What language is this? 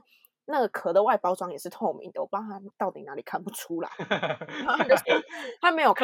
Chinese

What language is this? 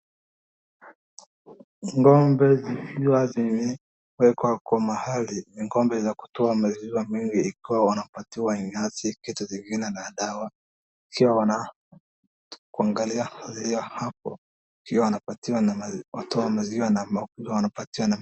Swahili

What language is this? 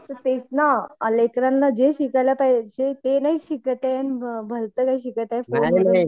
Marathi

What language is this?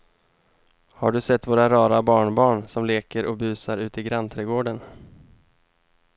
Swedish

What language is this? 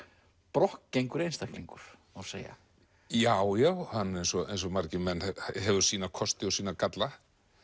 Icelandic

